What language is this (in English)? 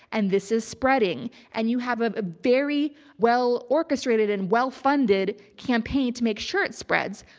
English